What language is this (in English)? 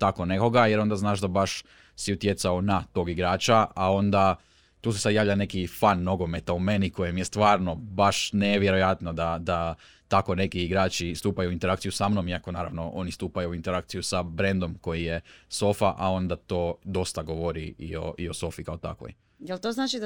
Croatian